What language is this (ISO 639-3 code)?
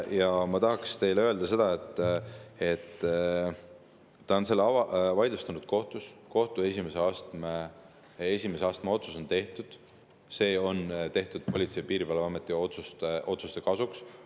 est